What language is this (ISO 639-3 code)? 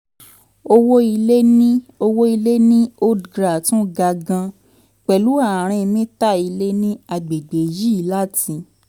yor